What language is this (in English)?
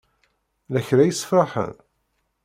Kabyle